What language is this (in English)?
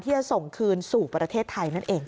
Thai